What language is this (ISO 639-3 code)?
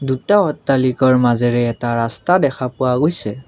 asm